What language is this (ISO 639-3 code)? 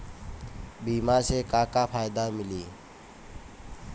bho